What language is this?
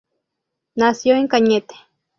Spanish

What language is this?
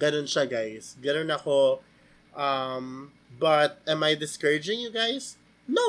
Filipino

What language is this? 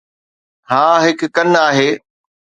Sindhi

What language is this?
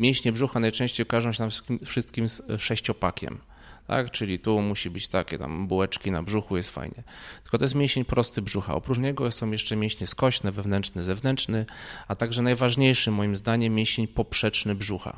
Polish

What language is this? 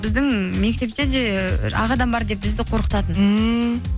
Kazakh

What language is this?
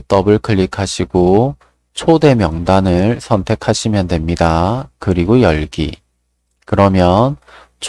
Korean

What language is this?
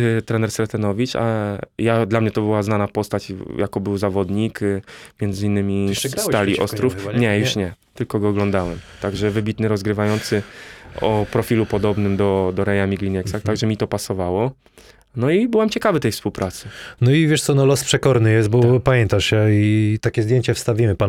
Polish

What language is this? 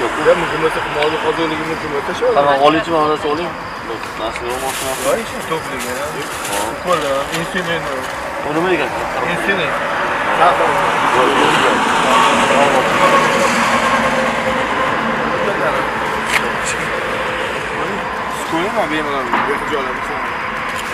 Turkish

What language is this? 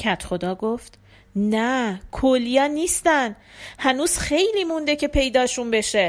Persian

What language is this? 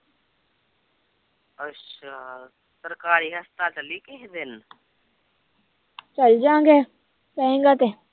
Punjabi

